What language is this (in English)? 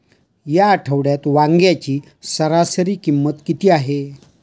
Marathi